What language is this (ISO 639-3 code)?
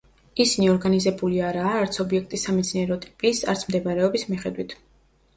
kat